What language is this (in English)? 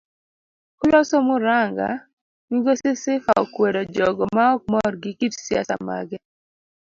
Luo (Kenya and Tanzania)